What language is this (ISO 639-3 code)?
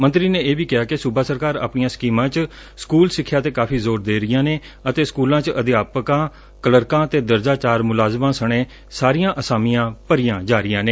pan